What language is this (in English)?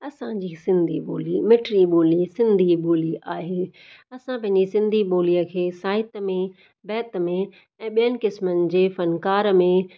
Sindhi